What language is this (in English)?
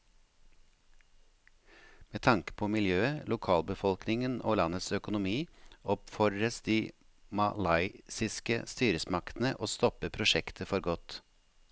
Norwegian